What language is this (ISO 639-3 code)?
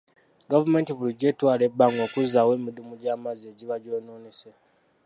lug